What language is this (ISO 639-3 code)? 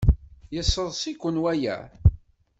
kab